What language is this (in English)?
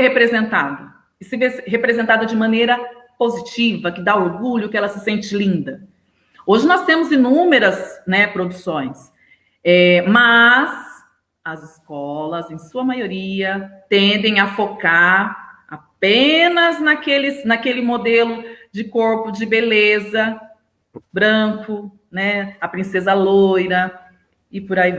Portuguese